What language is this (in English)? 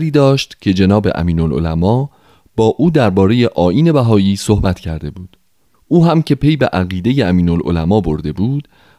Persian